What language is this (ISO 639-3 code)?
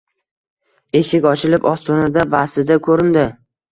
uzb